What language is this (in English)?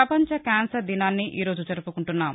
Telugu